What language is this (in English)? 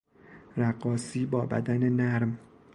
Persian